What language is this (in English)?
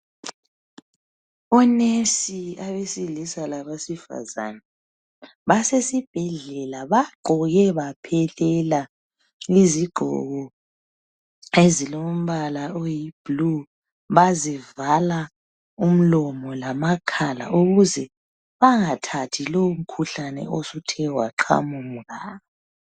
North Ndebele